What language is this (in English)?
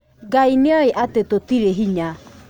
Kikuyu